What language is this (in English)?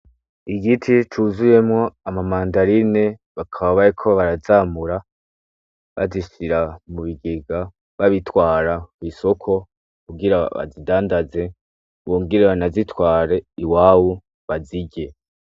Rundi